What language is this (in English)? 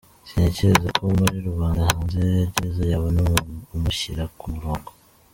Kinyarwanda